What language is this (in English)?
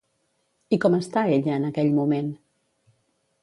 Catalan